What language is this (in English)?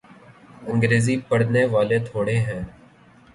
Urdu